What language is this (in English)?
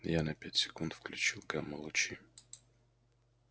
Russian